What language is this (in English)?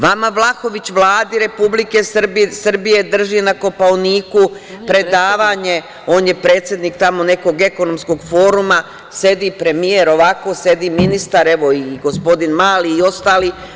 Serbian